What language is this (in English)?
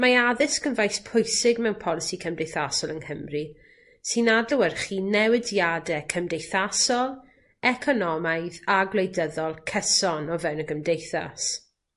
Welsh